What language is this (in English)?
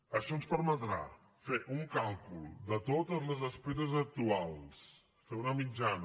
Catalan